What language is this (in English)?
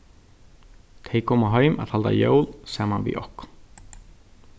Faroese